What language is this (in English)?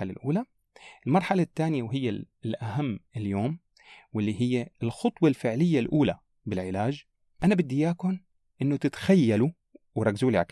Arabic